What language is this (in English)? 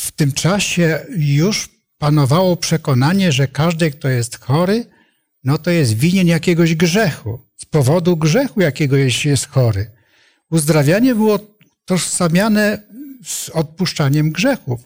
Polish